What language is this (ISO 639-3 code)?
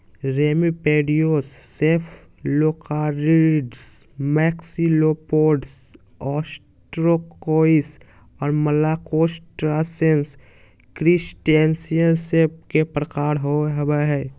mag